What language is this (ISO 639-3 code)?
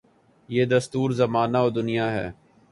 urd